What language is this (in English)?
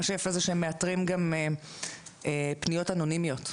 Hebrew